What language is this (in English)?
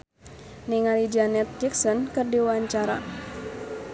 Sundanese